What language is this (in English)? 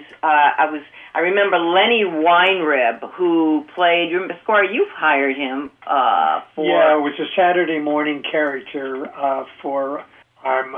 English